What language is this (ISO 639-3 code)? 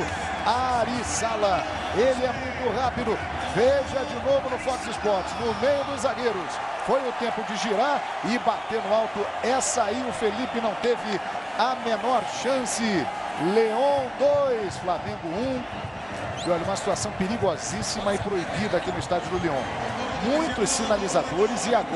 por